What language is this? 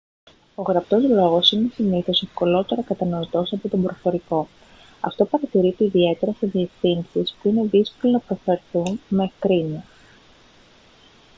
Greek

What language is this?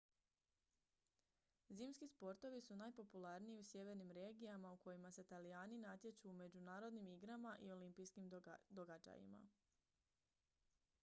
Croatian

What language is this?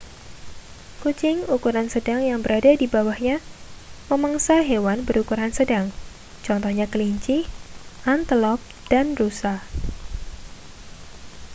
Indonesian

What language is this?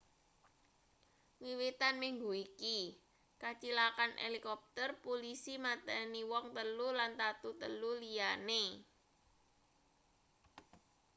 Javanese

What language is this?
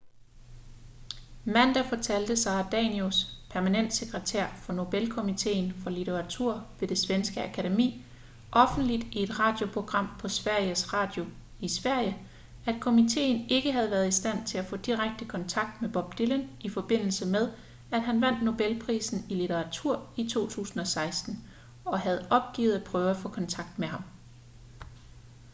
Danish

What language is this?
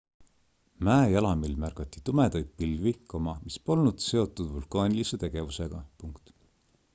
Estonian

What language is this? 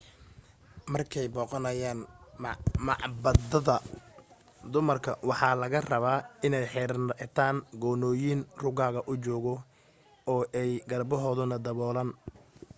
Somali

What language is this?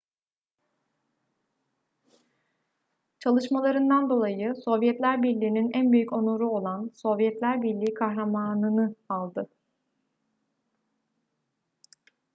Turkish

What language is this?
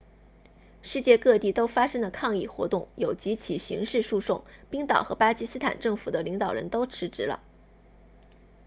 Chinese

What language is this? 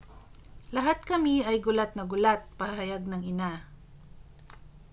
Filipino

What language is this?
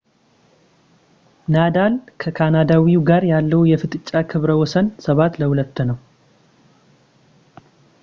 Amharic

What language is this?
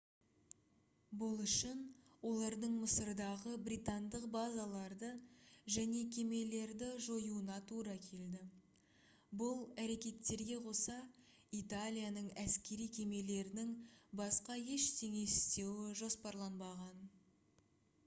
Kazakh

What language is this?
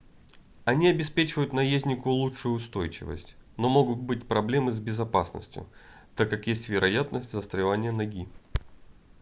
Russian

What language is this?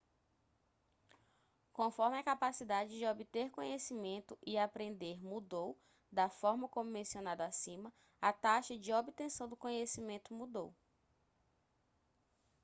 Portuguese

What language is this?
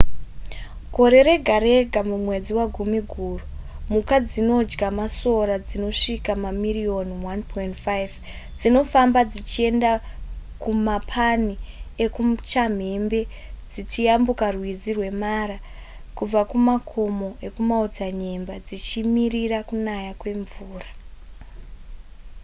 Shona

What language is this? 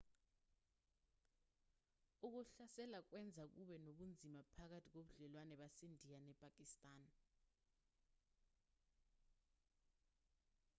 Zulu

